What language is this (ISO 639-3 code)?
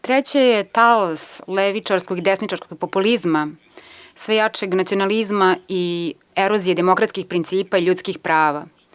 srp